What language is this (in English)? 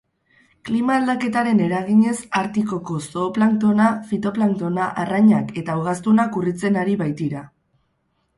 Basque